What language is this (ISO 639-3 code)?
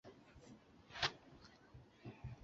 zho